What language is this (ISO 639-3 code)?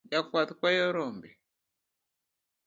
luo